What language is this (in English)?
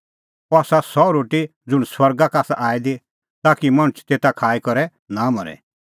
Kullu Pahari